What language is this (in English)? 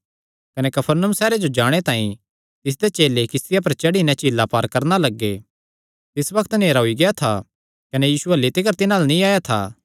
Kangri